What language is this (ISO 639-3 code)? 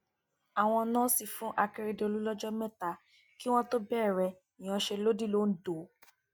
yor